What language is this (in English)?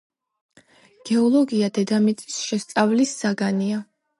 Georgian